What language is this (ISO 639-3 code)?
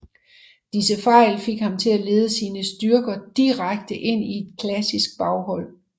dan